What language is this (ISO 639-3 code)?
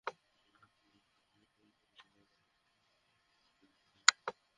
ben